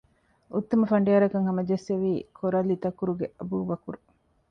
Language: Divehi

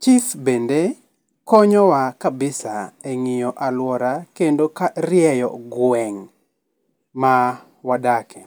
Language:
Luo (Kenya and Tanzania)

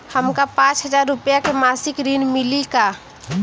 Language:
Bhojpuri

